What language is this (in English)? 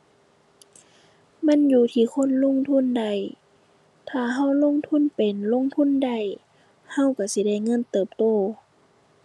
Thai